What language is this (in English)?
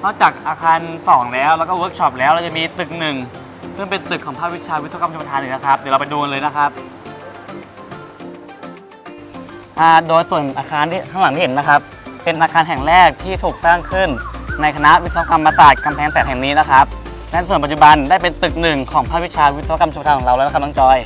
Thai